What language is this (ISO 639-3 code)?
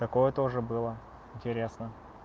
rus